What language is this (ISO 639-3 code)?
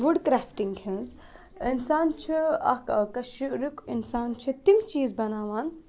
kas